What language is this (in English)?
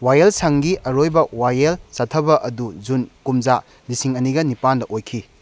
Manipuri